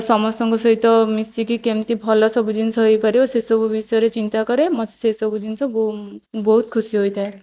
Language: Odia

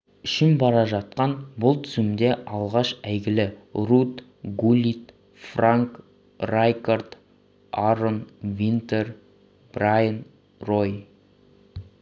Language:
Kazakh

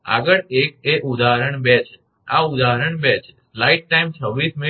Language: Gujarati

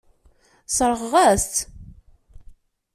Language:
Kabyle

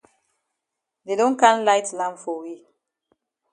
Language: Cameroon Pidgin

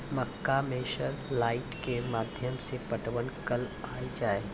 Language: Maithili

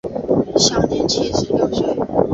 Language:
Chinese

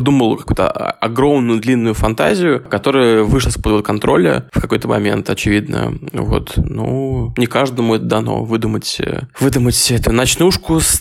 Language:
Russian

